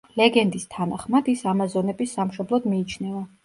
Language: Georgian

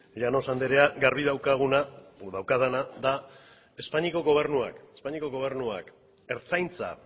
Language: Basque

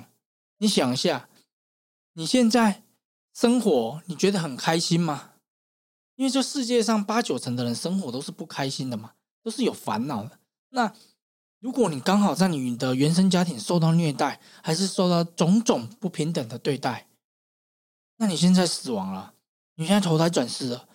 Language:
Chinese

